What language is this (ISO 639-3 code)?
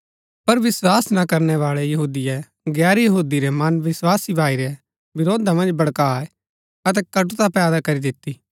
gbk